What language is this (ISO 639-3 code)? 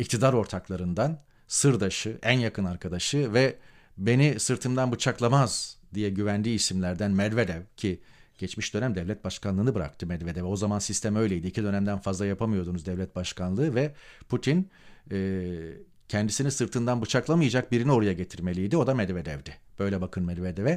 tur